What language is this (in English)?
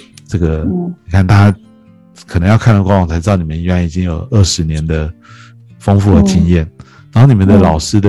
Chinese